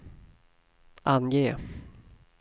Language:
Swedish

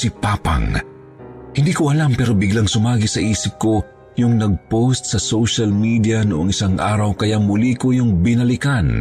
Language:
Filipino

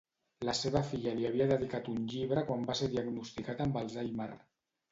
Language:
Catalan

